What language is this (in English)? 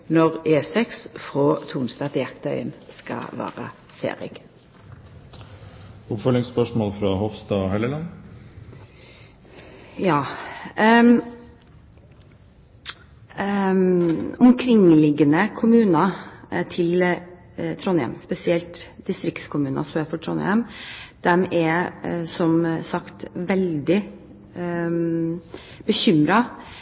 Norwegian